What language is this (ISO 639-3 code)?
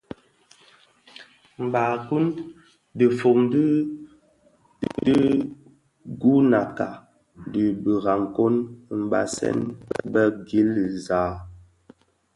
ksf